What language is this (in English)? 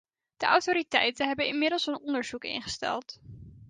Dutch